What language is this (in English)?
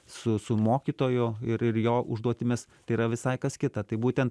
Lithuanian